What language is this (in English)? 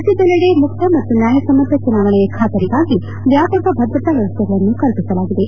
Kannada